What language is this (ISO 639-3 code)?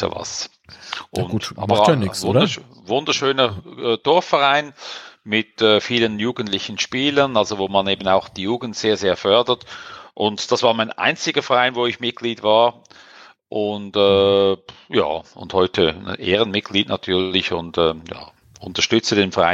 deu